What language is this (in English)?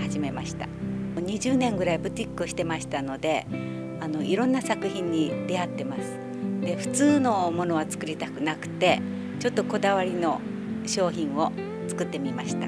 Japanese